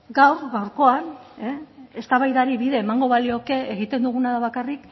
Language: Basque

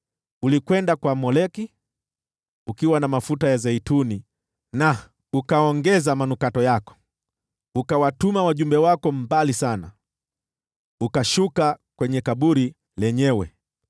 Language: Swahili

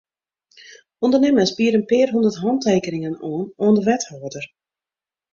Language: Western Frisian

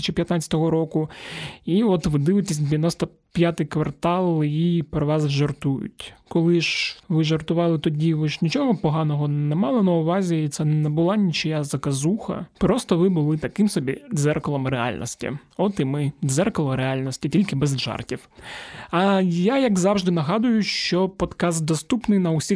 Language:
Ukrainian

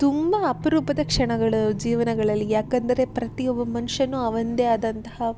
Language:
Kannada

